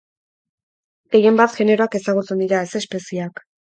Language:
Basque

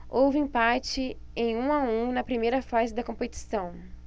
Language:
Portuguese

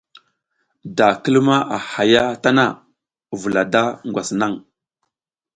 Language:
South Giziga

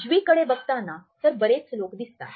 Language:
Marathi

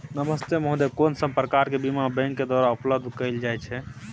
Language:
Maithili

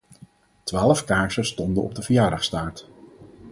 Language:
Dutch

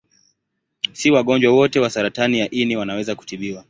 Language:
Swahili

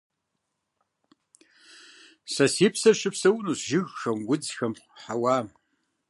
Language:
Kabardian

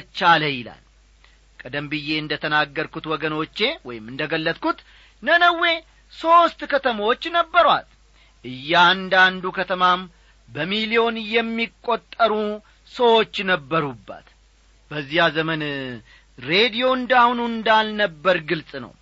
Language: Amharic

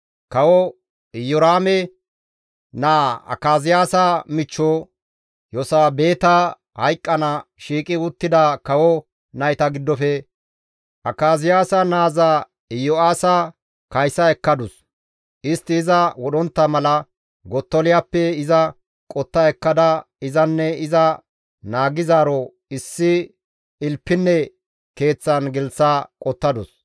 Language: Gamo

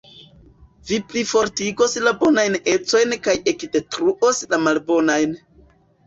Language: Esperanto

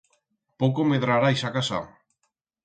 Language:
Aragonese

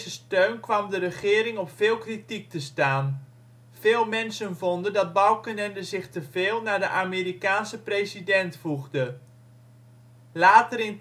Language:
Dutch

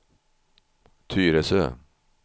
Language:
Swedish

